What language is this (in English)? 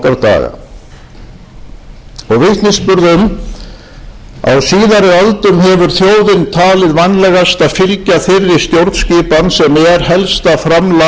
Icelandic